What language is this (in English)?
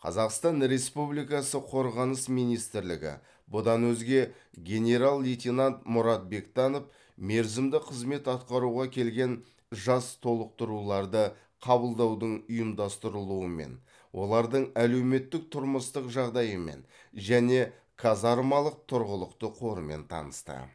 Kazakh